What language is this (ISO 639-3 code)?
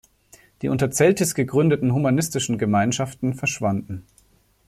deu